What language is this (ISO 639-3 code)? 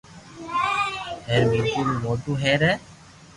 lrk